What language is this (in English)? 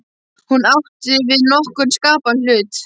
Icelandic